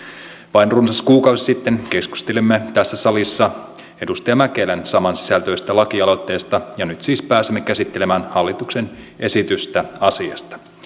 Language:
Finnish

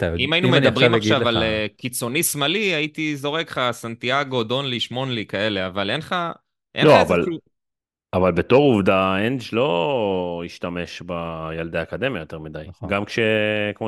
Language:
Hebrew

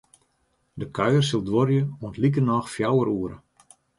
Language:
Western Frisian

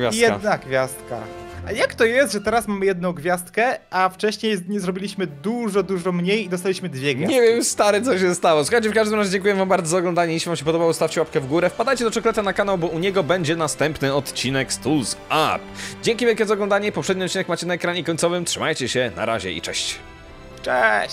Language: Polish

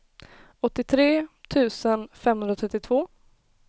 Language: Swedish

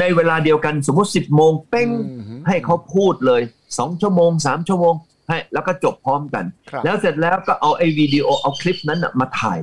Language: Thai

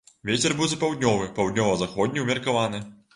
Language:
Belarusian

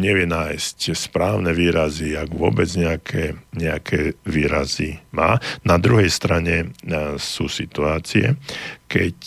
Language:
Slovak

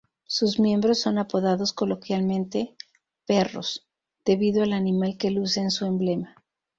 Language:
Spanish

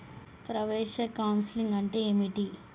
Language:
Telugu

